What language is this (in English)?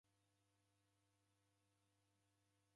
Taita